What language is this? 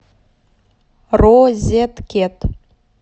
Russian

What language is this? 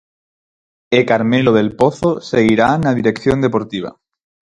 Galician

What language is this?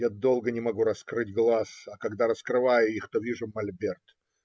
Russian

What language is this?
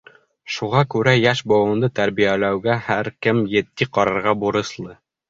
Bashkir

